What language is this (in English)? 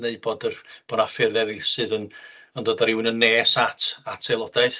Welsh